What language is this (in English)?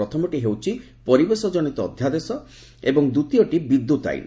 Odia